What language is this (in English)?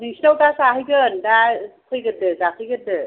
Bodo